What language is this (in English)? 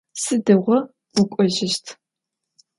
Adyghe